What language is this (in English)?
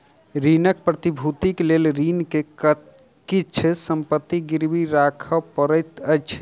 Maithili